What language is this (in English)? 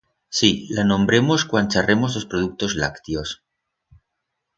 Aragonese